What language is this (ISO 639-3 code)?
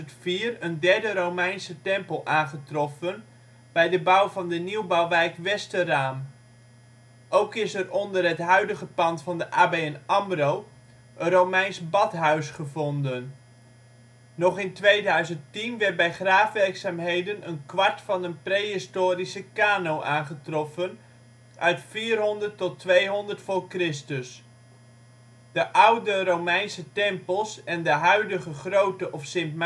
nld